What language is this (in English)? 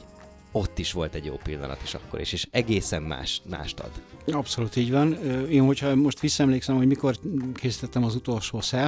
Hungarian